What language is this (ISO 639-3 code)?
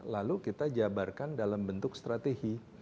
ind